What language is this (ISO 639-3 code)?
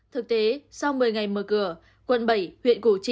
vie